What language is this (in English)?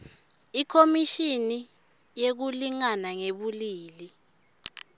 Swati